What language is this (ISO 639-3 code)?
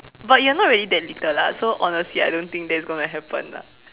eng